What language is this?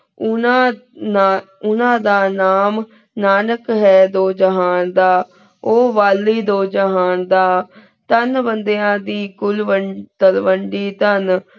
Punjabi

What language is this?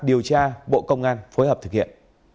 Vietnamese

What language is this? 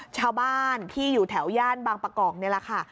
Thai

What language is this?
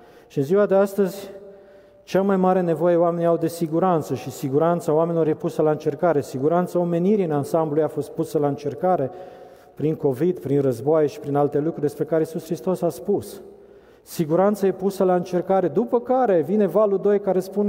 Romanian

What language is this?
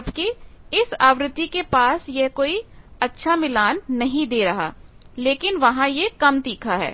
Hindi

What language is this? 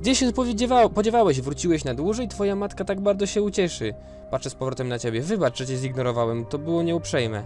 Polish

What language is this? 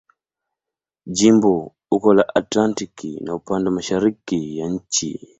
Swahili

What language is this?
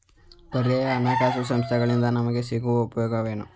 Kannada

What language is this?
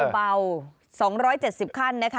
Thai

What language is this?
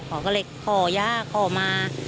Thai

